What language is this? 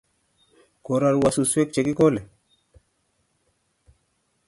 Kalenjin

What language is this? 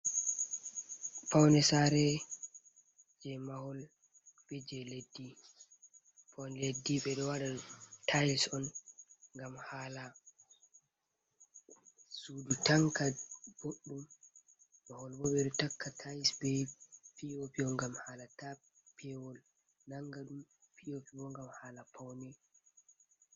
Fula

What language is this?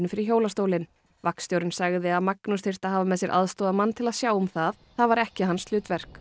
Icelandic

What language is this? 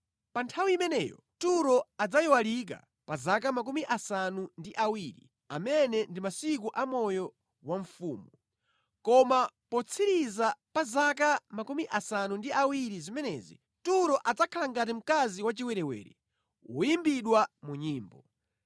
Nyanja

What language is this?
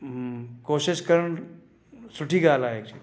Sindhi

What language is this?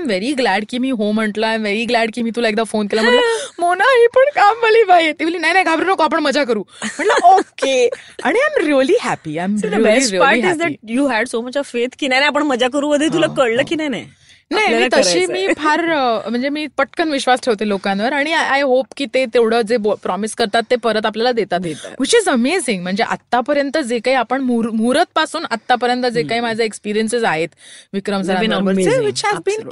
Marathi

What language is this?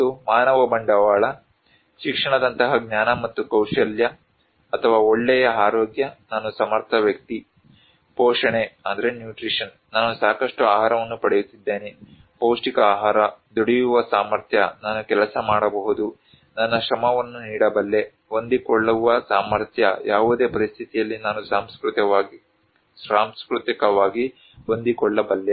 Kannada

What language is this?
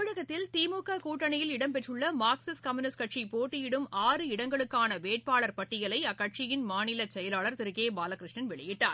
Tamil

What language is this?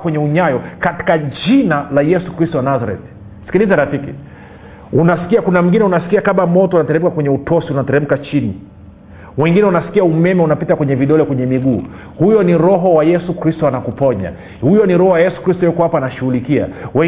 Swahili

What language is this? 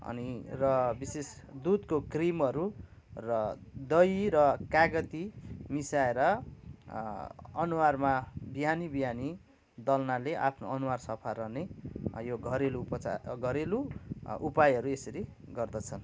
Nepali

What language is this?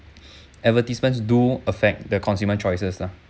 English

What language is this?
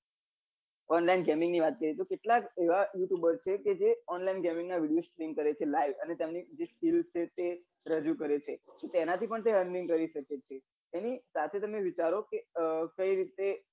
Gujarati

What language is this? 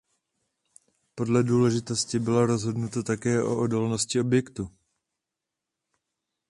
Czech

